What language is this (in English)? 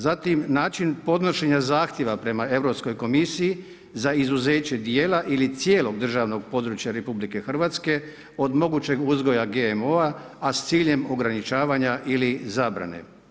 Croatian